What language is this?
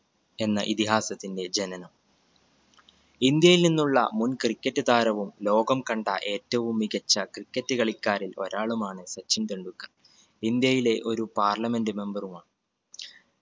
Malayalam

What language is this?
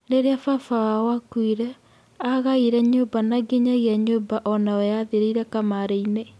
Kikuyu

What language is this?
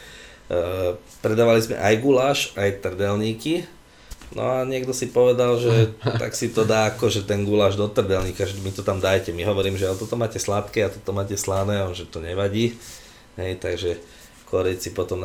Slovak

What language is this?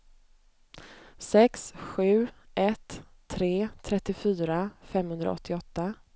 Swedish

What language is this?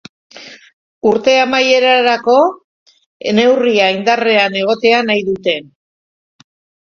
Basque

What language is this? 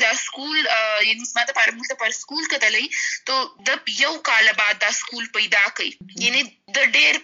Urdu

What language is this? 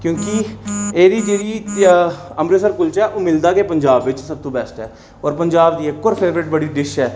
Dogri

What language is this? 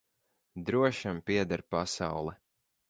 Latvian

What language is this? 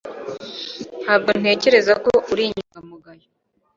Kinyarwanda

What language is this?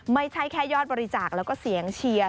Thai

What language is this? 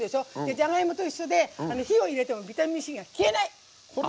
Japanese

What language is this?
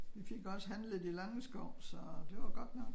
Danish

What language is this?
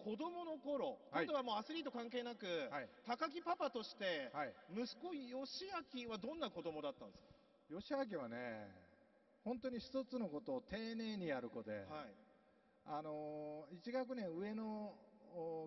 Japanese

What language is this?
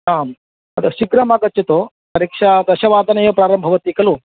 Sanskrit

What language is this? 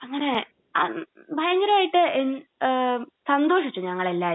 Malayalam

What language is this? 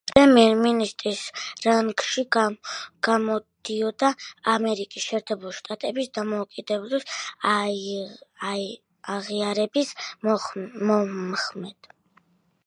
Georgian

